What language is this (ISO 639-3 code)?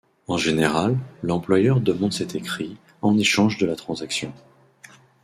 fra